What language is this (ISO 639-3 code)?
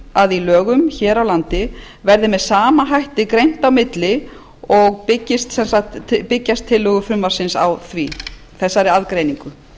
isl